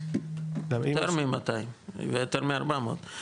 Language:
Hebrew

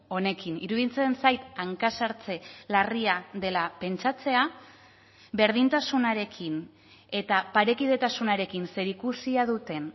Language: Basque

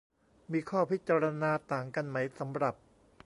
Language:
Thai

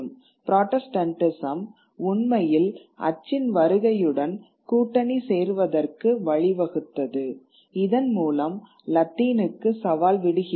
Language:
Tamil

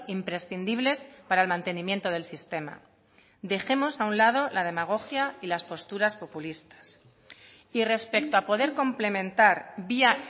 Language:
Spanish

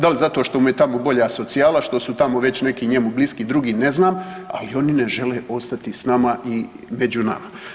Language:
Croatian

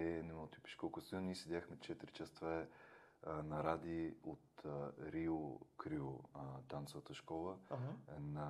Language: Bulgarian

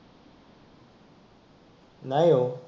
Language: Marathi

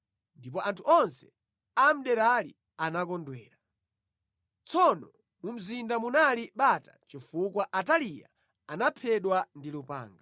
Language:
Nyanja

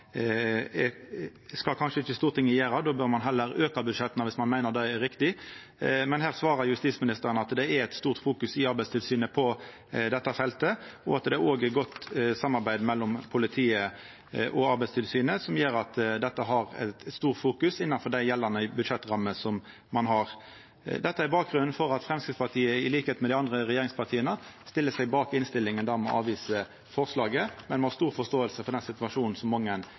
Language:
Norwegian Nynorsk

